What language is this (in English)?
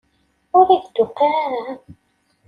Kabyle